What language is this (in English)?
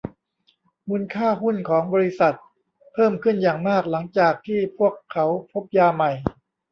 Thai